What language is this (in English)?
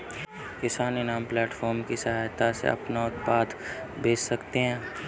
Hindi